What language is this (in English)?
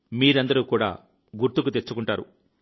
Telugu